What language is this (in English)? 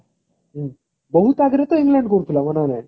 Odia